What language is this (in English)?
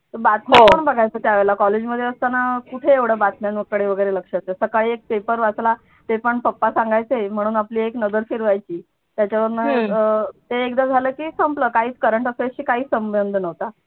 Marathi